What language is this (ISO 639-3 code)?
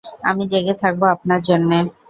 ben